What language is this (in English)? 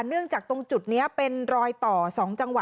Thai